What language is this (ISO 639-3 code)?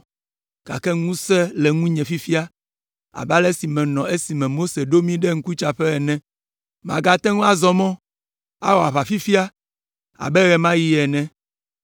ewe